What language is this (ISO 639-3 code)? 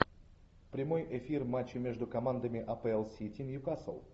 rus